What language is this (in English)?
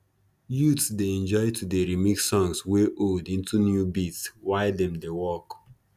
Nigerian Pidgin